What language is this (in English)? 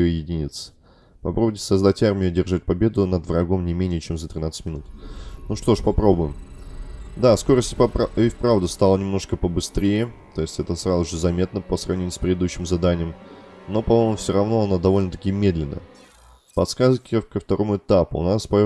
Russian